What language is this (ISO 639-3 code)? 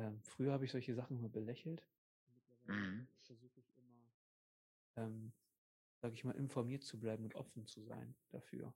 deu